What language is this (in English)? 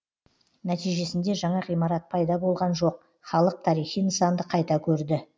Kazakh